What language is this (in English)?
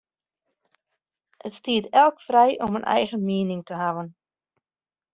Western Frisian